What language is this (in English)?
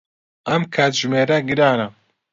Central Kurdish